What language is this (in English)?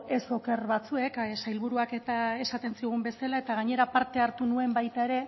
Basque